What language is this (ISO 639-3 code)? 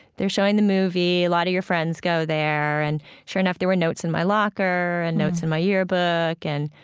eng